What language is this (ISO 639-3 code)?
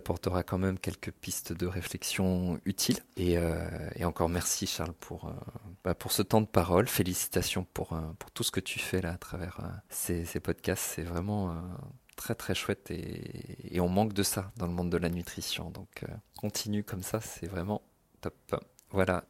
fra